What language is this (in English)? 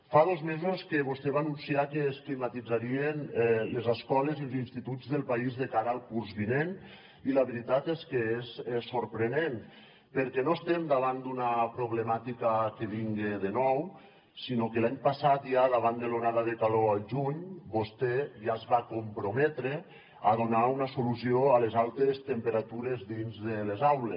Catalan